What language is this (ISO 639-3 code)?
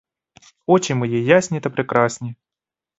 ukr